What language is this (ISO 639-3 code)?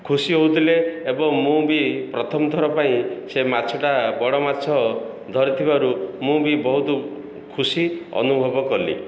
ori